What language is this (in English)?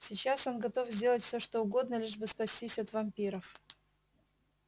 Russian